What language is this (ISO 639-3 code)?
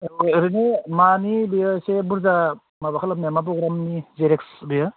brx